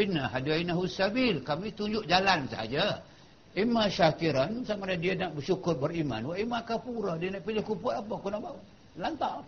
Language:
Malay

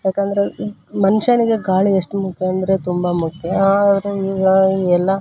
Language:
Kannada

